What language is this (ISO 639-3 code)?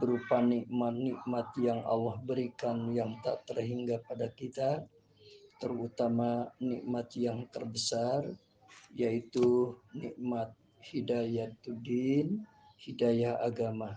ind